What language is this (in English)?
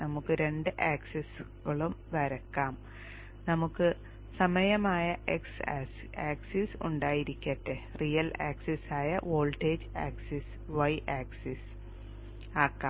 Malayalam